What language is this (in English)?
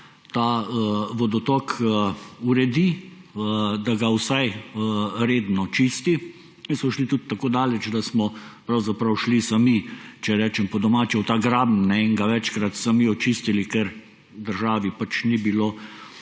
Slovenian